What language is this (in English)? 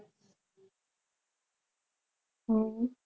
Gujarati